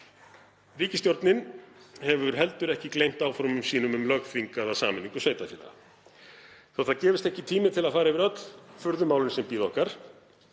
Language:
Icelandic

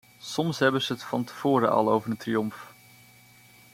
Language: Dutch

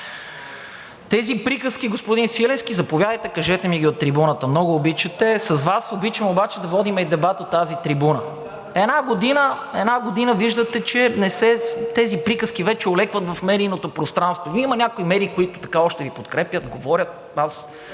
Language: Bulgarian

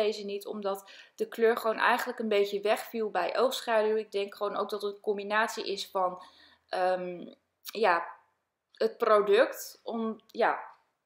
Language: Dutch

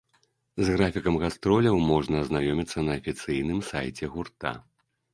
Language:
Belarusian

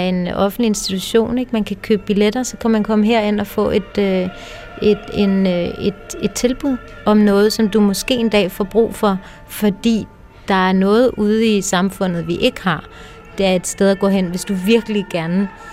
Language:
Danish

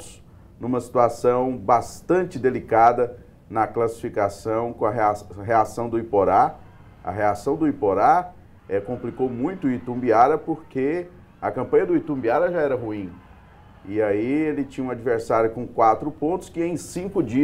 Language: Portuguese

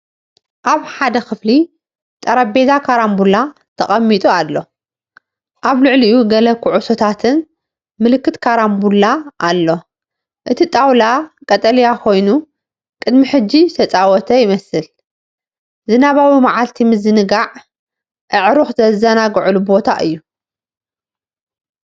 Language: Tigrinya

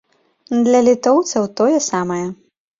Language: Belarusian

